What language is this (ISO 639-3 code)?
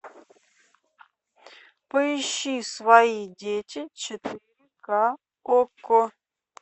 rus